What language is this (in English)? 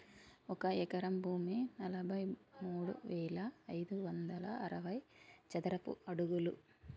Telugu